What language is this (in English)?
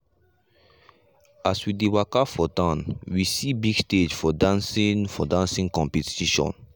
Nigerian Pidgin